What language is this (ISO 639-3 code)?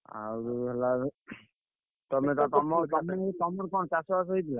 ori